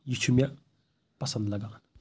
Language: Kashmiri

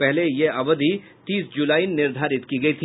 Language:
Hindi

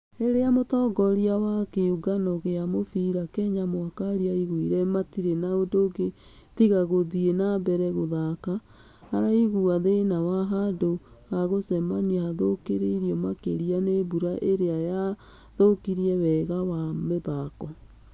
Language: Kikuyu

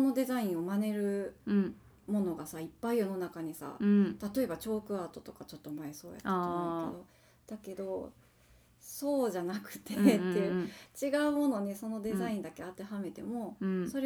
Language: Japanese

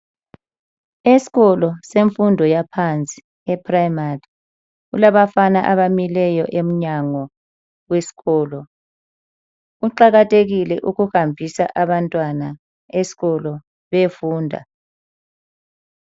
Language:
North Ndebele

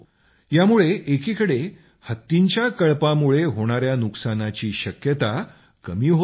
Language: Marathi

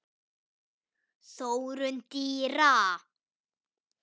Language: Icelandic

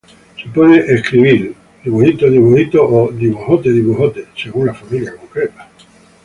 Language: Spanish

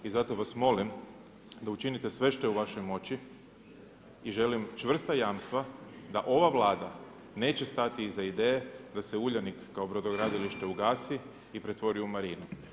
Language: Croatian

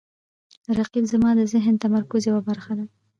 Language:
Pashto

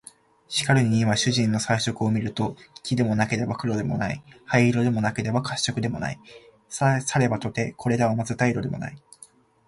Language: Japanese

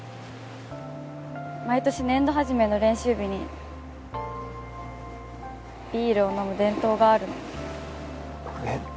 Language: Japanese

